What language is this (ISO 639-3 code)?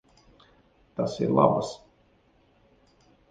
lav